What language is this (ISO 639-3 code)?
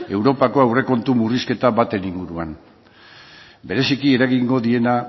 eus